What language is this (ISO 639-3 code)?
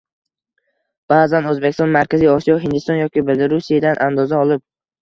uzb